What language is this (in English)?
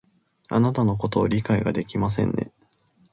Japanese